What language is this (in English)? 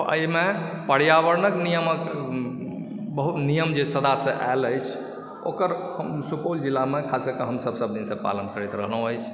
Maithili